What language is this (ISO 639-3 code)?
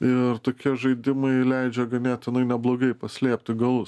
lit